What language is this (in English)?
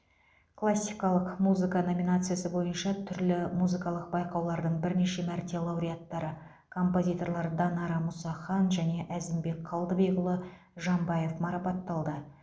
Kazakh